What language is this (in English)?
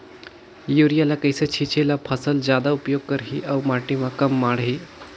Chhattisgarhi